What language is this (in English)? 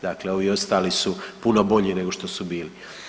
Croatian